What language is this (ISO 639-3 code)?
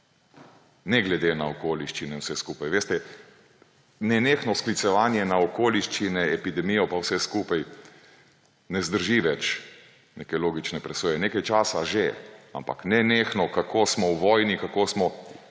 slv